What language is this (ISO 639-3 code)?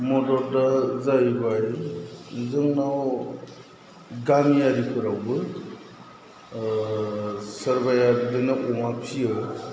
brx